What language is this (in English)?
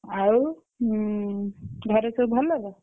Odia